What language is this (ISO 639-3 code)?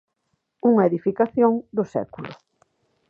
glg